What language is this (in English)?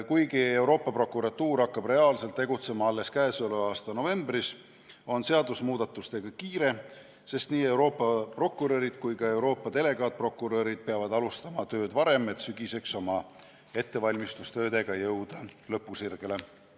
Estonian